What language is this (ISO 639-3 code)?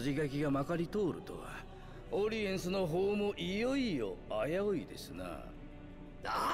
jpn